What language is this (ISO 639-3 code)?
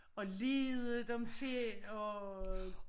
dan